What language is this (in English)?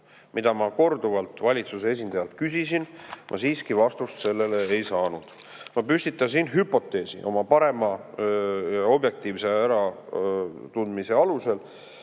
Estonian